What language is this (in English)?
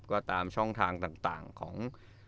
Thai